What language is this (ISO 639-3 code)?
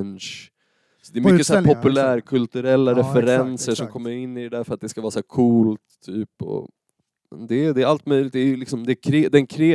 swe